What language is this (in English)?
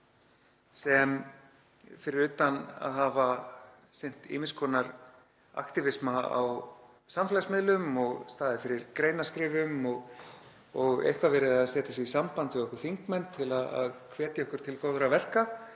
Icelandic